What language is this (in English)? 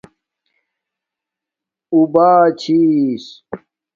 Domaaki